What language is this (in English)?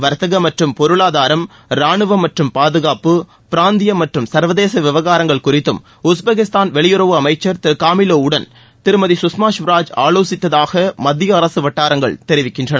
Tamil